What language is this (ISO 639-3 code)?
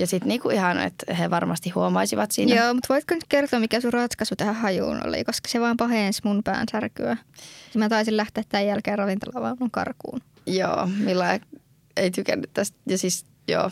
fin